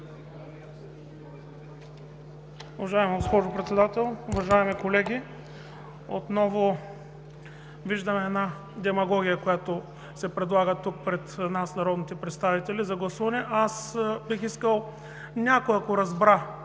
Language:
Bulgarian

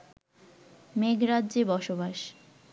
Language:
Bangla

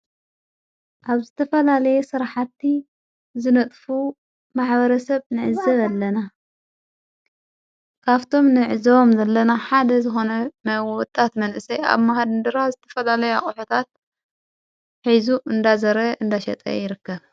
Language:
Tigrinya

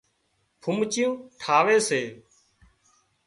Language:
Wadiyara Koli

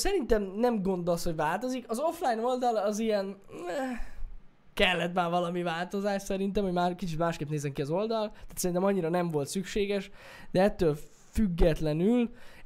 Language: Hungarian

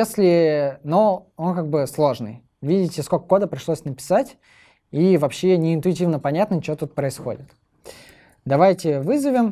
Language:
Russian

